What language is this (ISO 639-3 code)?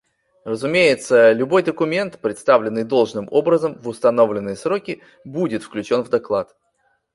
rus